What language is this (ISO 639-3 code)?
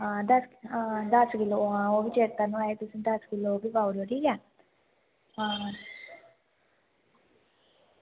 doi